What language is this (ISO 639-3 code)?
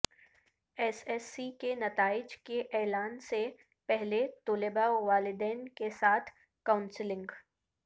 urd